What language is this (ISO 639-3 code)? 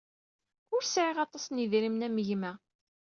kab